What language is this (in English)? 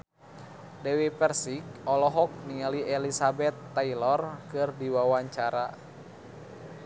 Sundanese